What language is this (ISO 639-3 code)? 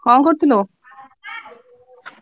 ori